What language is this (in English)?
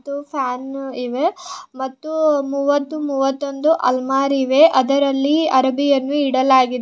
Kannada